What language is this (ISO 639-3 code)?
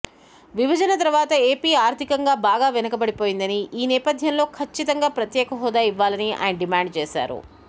tel